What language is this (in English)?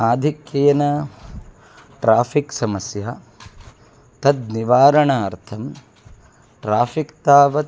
Sanskrit